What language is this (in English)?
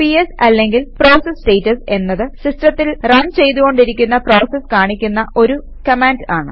Malayalam